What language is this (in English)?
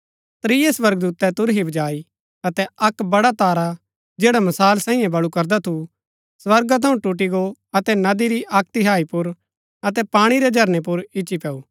Gaddi